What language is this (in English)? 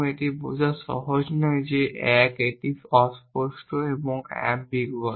Bangla